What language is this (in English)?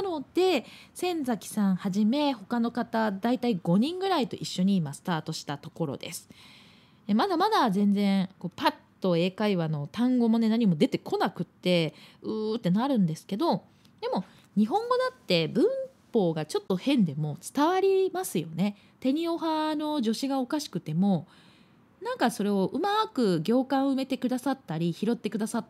Japanese